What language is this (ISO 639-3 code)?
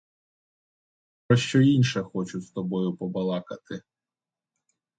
ukr